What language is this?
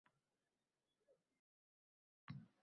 Uzbek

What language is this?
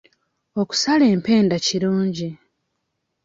Ganda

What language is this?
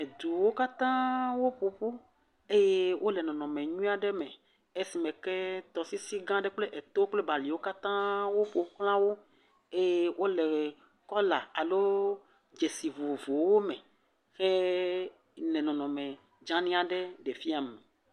Ewe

